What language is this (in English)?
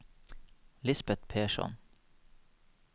Norwegian